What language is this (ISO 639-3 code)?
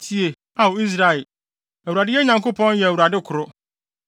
aka